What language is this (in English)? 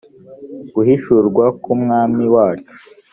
Kinyarwanda